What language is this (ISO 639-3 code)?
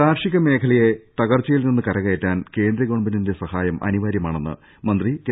mal